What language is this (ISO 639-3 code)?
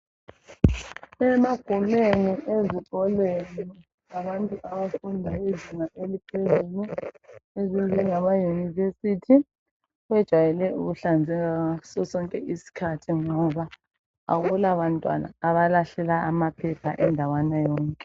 nde